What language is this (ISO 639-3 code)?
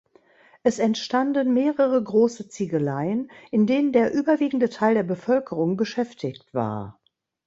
deu